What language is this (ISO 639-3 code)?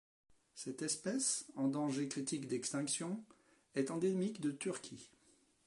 fra